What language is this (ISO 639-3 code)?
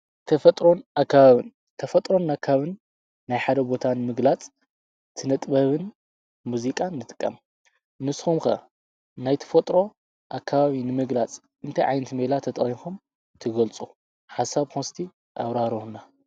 tir